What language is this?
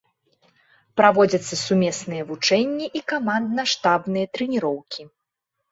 Belarusian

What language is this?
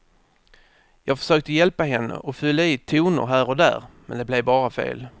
Swedish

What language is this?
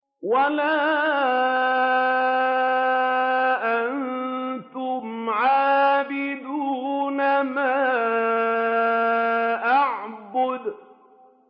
Arabic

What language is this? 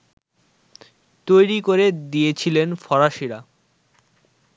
Bangla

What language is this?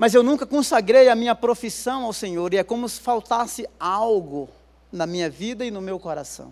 Portuguese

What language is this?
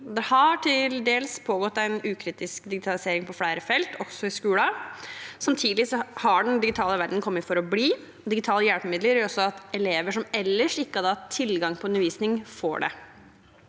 Norwegian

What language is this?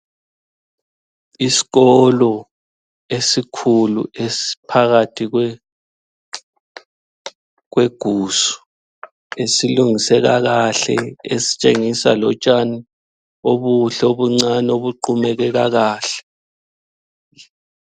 North Ndebele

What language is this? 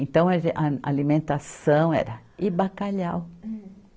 Portuguese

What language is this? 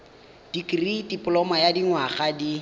Tswana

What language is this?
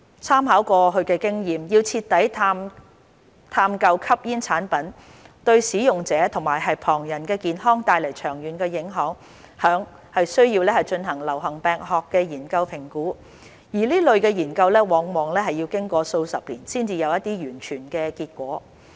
Cantonese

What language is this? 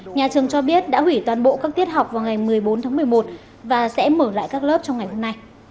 Vietnamese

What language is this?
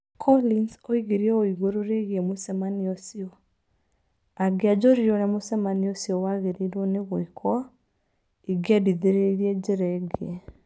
Kikuyu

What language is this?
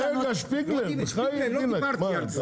Hebrew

